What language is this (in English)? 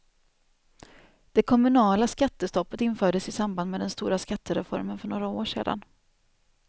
Swedish